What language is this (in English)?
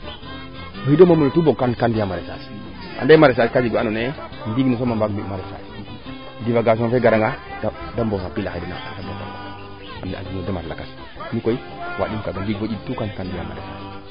Serer